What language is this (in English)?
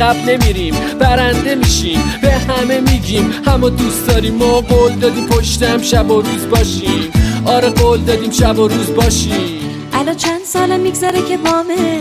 Persian